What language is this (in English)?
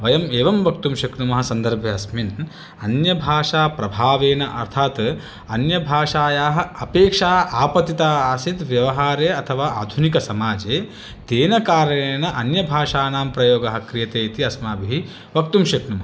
Sanskrit